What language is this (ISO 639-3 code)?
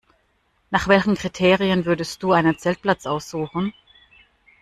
deu